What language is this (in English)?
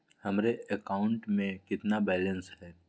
Magahi